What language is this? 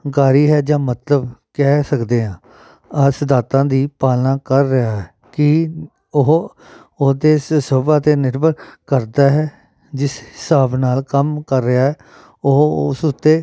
Punjabi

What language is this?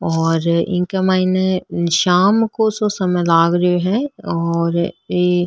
Rajasthani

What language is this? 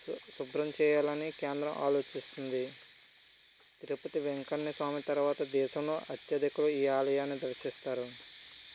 Telugu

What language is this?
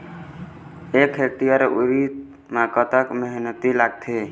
Chhattisgarhi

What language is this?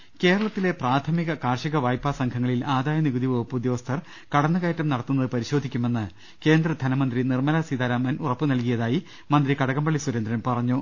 Malayalam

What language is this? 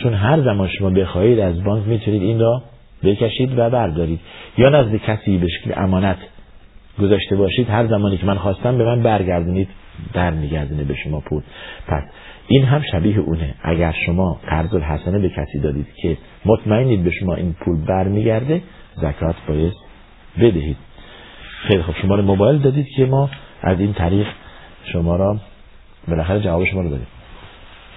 Persian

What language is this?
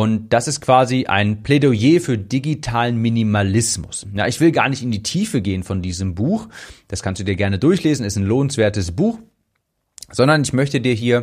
German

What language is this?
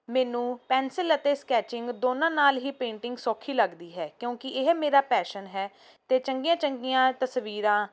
Punjabi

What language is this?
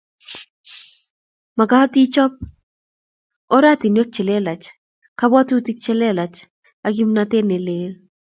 Kalenjin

